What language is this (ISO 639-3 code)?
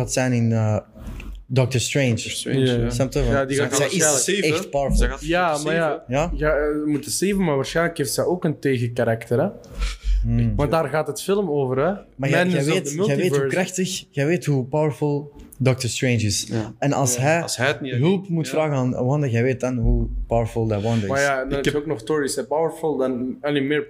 nld